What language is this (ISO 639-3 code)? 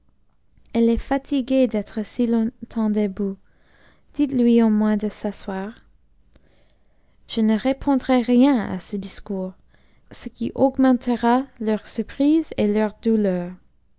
fra